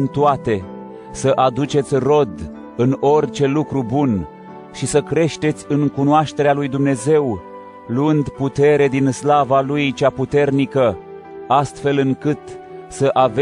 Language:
Romanian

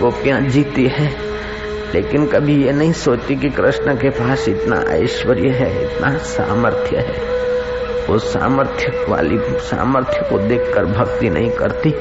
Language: Hindi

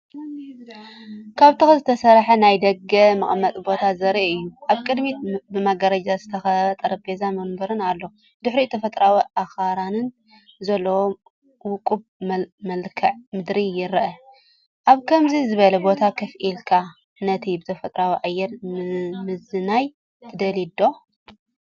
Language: Tigrinya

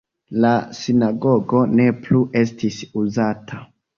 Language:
Esperanto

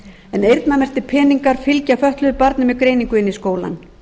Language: Icelandic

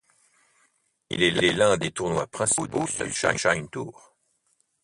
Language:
French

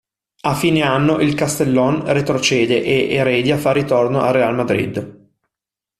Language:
Italian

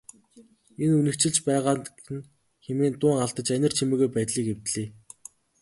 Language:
Mongolian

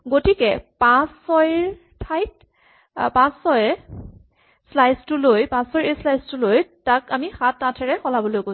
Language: Assamese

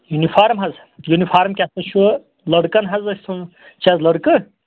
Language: Kashmiri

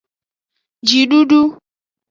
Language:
Aja (Benin)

